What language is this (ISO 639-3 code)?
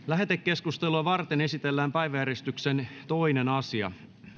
fin